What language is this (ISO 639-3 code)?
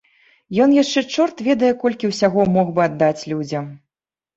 bel